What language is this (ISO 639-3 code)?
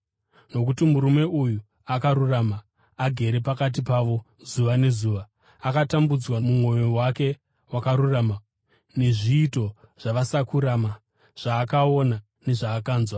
sna